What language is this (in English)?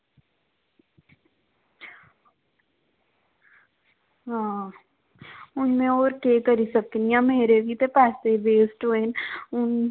Dogri